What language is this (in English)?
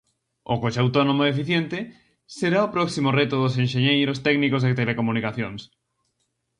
Galician